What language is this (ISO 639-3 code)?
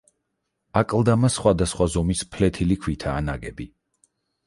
kat